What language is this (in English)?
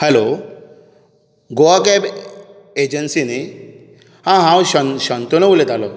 Konkani